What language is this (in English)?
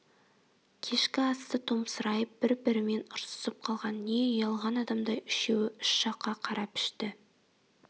Kazakh